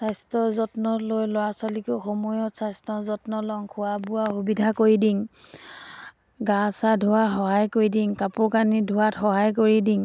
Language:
Assamese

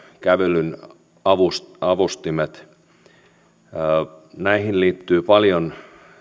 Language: Finnish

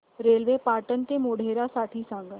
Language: Marathi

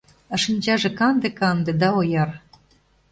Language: Mari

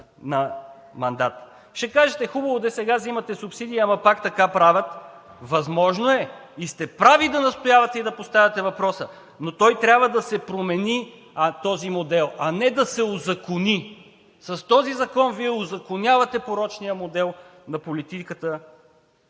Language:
Bulgarian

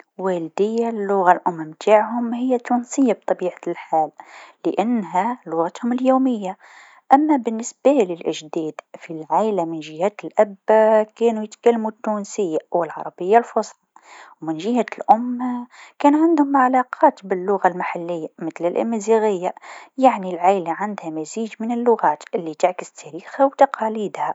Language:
Tunisian Arabic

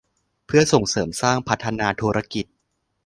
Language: Thai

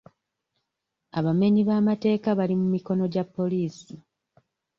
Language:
Ganda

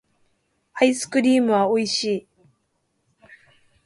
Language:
Japanese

